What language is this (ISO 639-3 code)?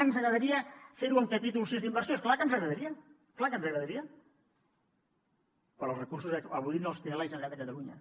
cat